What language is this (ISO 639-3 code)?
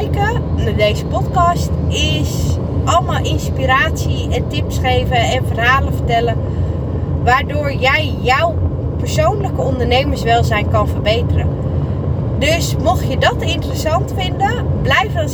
nld